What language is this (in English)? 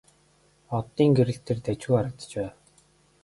Mongolian